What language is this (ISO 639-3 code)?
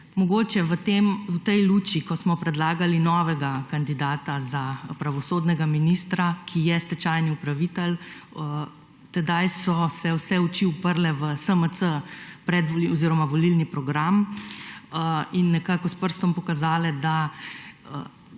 slv